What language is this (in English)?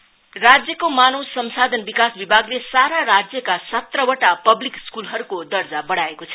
Nepali